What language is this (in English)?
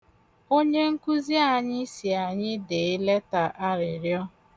Igbo